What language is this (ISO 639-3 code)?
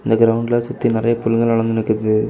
tam